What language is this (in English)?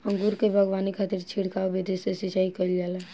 Bhojpuri